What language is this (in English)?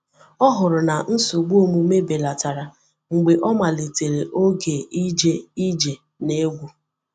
Igbo